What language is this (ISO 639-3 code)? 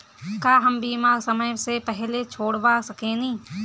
bho